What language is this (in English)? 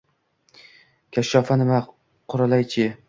Uzbek